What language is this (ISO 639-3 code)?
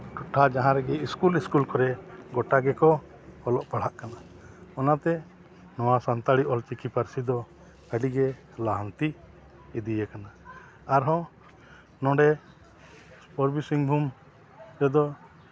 sat